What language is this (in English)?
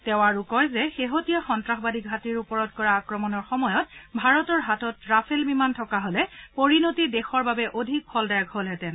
Assamese